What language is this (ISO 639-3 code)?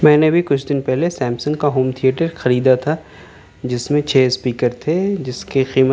urd